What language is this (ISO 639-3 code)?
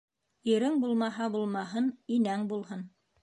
bak